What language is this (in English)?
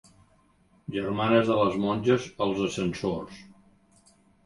Catalan